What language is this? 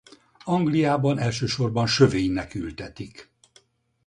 Hungarian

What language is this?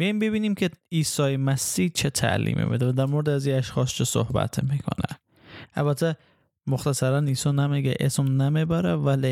Persian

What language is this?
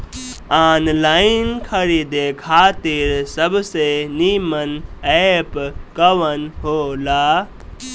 Bhojpuri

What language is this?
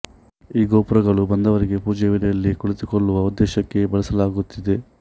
Kannada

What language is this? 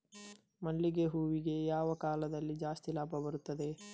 Kannada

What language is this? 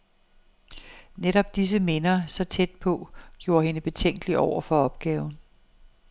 Danish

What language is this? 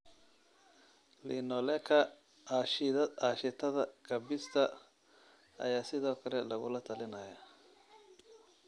Somali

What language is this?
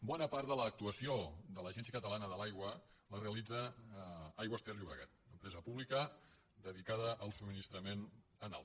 Catalan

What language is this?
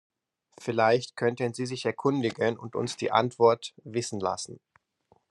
German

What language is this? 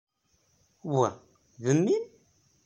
Kabyle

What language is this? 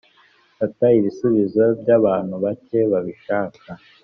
Kinyarwanda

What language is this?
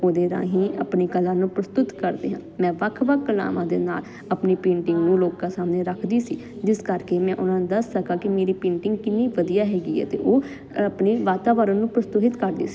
Punjabi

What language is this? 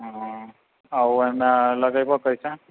Maithili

